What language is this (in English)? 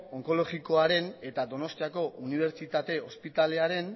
Basque